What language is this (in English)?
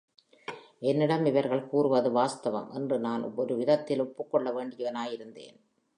Tamil